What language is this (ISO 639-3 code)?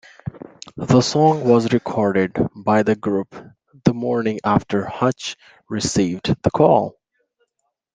eng